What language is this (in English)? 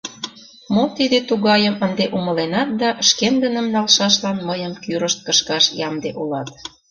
Mari